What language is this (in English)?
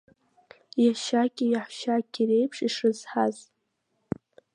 Abkhazian